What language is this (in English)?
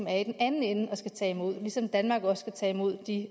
Danish